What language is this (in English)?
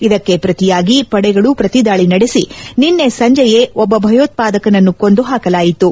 Kannada